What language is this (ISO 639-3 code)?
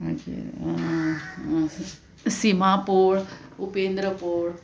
kok